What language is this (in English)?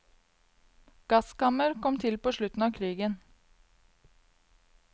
Norwegian